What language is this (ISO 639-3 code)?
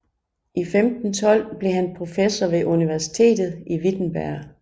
dan